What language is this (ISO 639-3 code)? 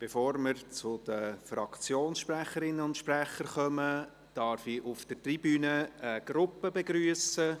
gsw